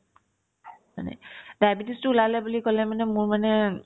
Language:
Assamese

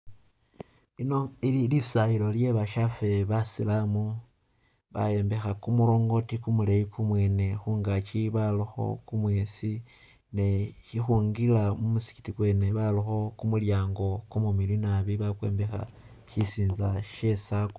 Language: Masaaba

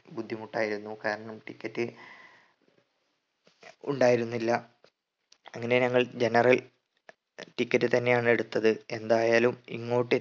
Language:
Malayalam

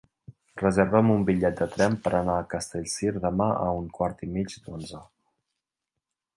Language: Catalan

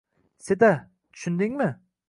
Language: Uzbek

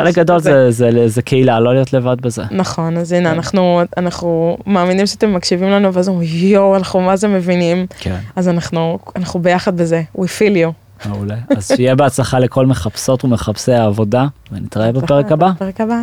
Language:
Hebrew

